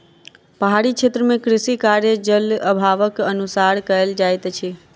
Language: Maithili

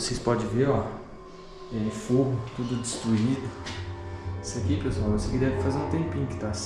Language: Portuguese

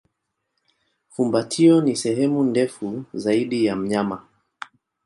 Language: Swahili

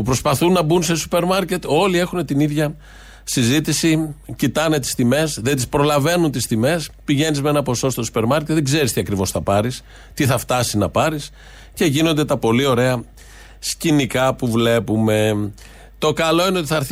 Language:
Greek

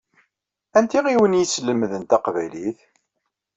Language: Kabyle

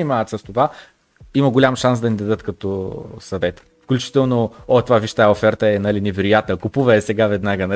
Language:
Bulgarian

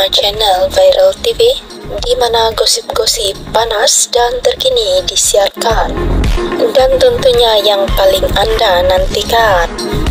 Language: Malay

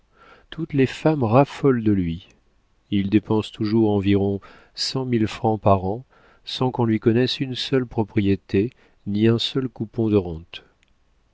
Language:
French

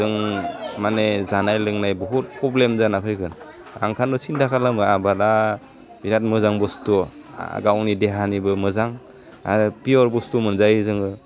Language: Bodo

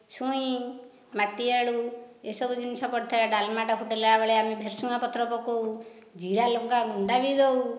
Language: Odia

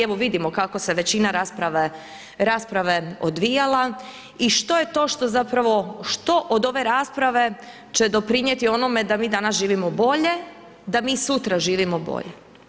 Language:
Croatian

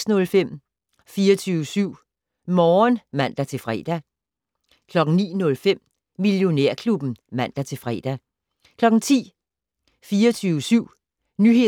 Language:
Danish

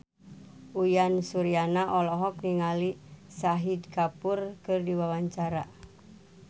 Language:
Sundanese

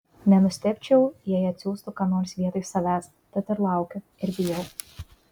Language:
Lithuanian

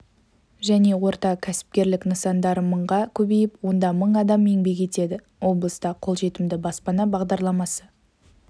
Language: Kazakh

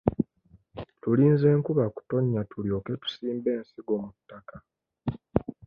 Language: Ganda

